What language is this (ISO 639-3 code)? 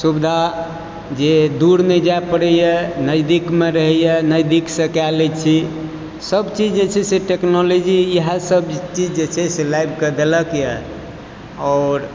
mai